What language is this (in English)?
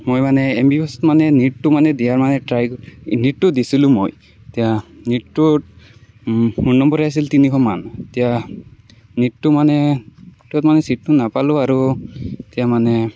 Assamese